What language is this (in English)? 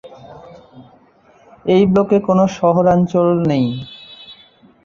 Bangla